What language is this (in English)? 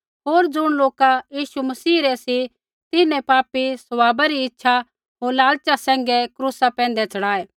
Kullu Pahari